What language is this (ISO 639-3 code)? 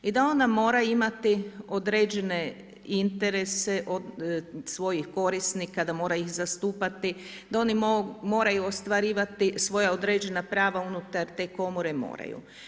hrv